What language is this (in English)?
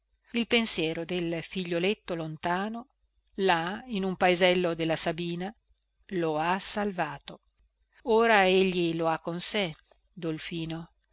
Italian